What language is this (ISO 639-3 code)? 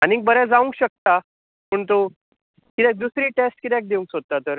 kok